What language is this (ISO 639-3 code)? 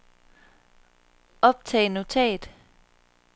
dan